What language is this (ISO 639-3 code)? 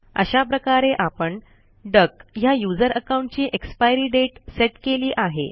mar